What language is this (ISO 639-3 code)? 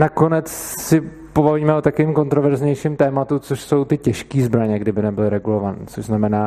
ces